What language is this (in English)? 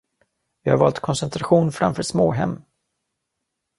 Swedish